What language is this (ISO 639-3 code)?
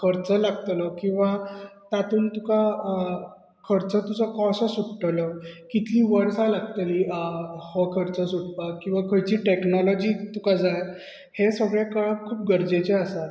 kok